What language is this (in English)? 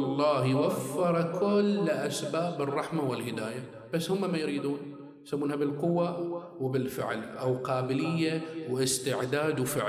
Arabic